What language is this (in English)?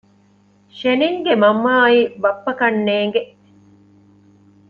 Divehi